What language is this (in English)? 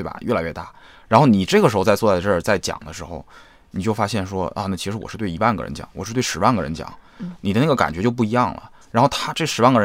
Chinese